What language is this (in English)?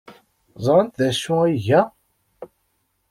Kabyle